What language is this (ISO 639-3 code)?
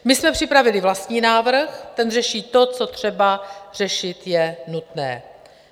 ces